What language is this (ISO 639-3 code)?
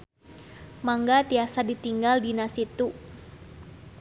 sun